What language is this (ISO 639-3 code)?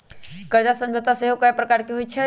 mag